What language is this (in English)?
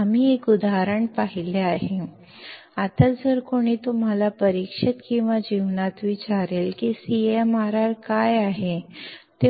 Marathi